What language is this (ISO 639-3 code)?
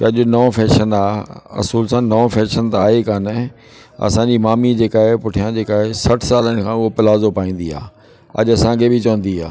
snd